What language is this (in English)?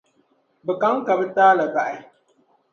Dagbani